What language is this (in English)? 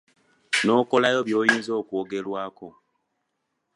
Ganda